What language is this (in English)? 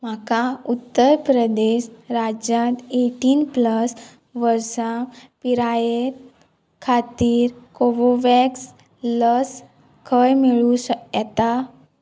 Konkani